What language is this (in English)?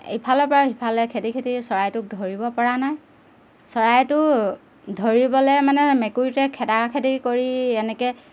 Assamese